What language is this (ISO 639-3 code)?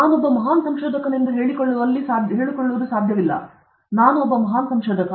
kan